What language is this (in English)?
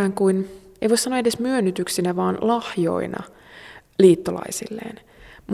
Finnish